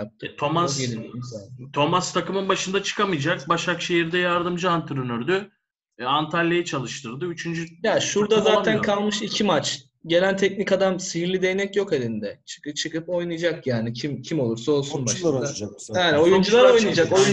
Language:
Turkish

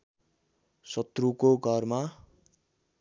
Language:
Nepali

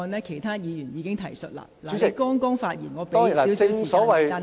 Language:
Cantonese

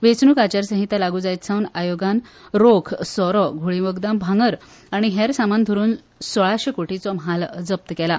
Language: Konkani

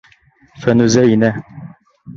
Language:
Bashkir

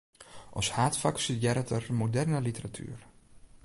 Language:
Western Frisian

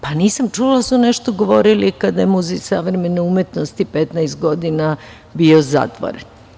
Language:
Serbian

